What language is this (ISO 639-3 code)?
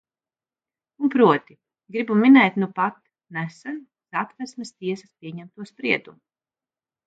lav